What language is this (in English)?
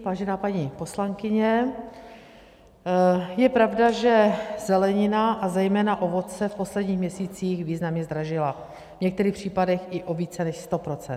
Czech